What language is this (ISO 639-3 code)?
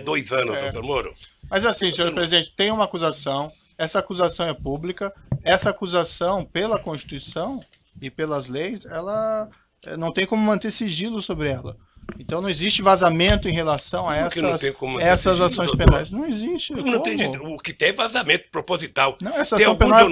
por